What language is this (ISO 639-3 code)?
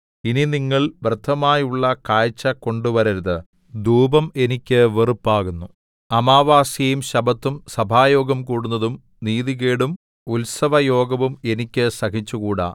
mal